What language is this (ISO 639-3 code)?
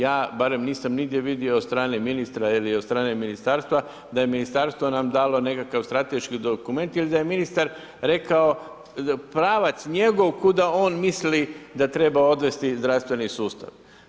hrv